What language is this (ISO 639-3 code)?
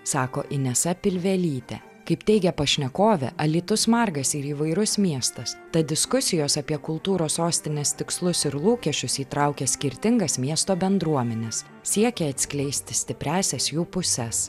lit